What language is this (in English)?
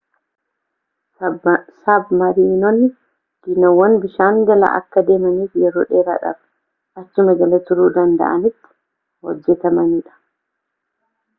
Oromo